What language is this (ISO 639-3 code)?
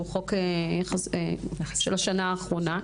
heb